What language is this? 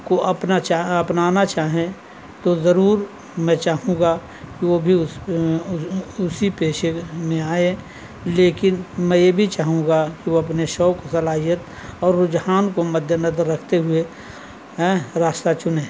Urdu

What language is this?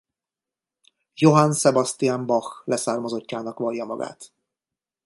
Hungarian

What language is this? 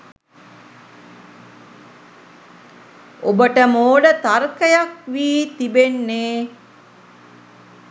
Sinhala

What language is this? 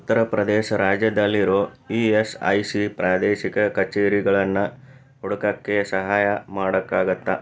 Kannada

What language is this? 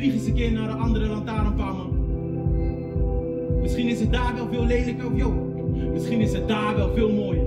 Dutch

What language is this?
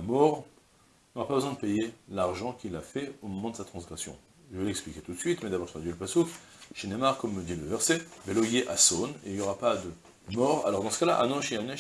French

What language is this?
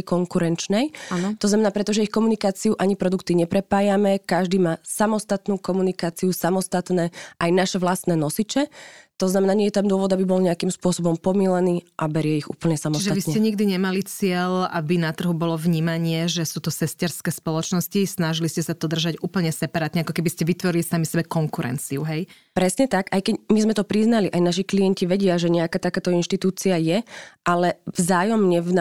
Slovak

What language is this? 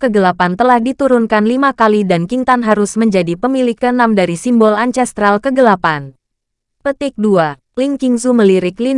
Indonesian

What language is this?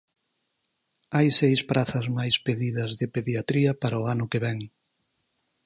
Galician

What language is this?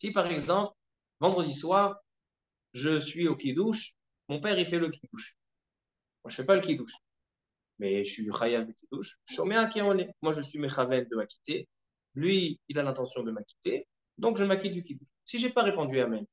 French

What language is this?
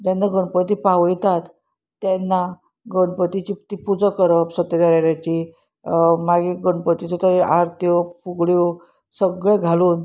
Konkani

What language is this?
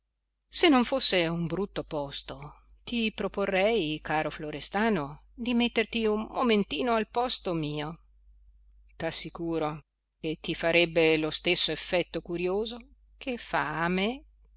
Italian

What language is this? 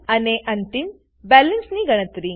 Gujarati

